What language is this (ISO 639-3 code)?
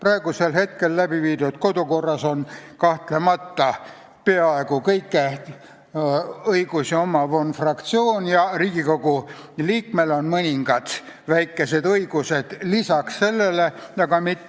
est